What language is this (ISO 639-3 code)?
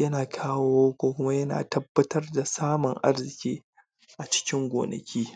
hau